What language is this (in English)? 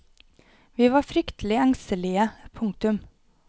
Norwegian